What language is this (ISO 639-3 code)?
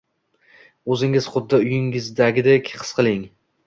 uzb